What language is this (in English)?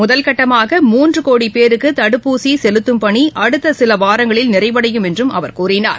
Tamil